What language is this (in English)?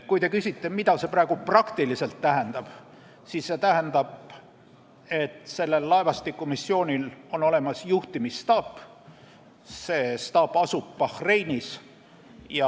Estonian